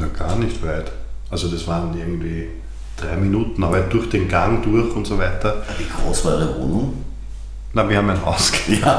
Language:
German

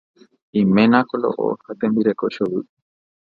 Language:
Guarani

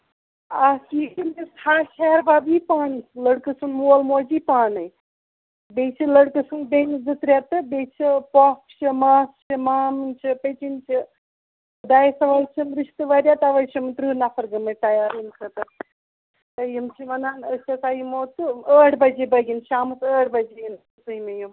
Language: Kashmiri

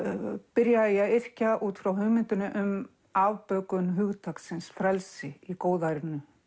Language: Icelandic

